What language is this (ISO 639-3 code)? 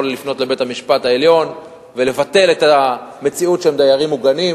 heb